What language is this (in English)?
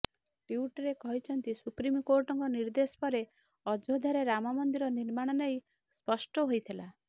Odia